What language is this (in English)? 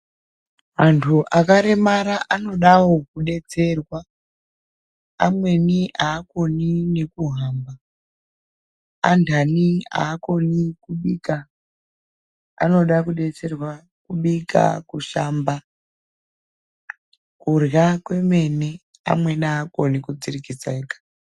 Ndau